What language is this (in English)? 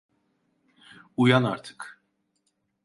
Turkish